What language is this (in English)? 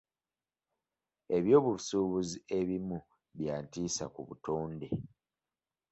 Ganda